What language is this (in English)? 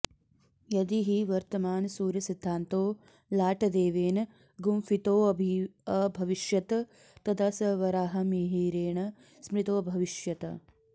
Sanskrit